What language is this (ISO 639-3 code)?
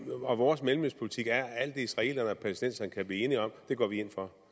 dan